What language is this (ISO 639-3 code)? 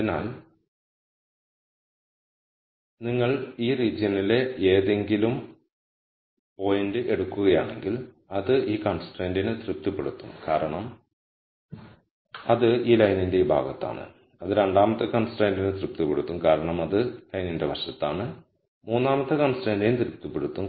mal